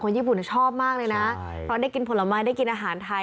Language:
Thai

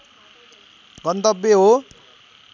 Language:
Nepali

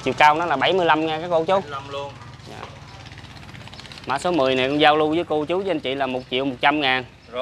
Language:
Vietnamese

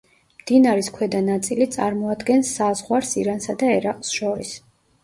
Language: Georgian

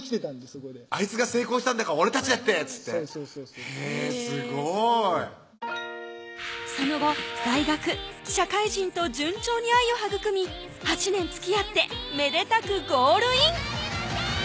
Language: Japanese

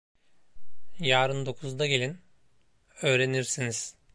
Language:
Turkish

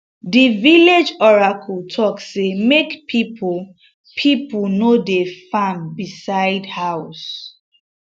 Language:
Nigerian Pidgin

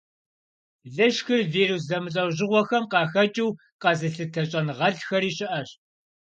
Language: Kabardian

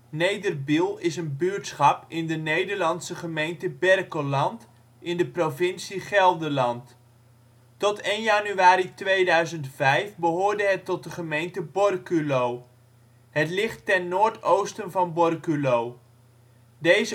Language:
Dutch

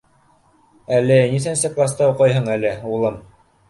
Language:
Bashkir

